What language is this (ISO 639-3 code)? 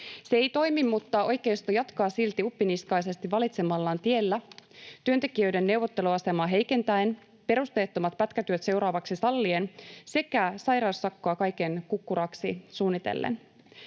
fin